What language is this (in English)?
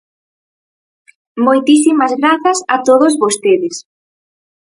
Galician